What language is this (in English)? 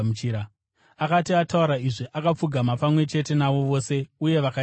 Shona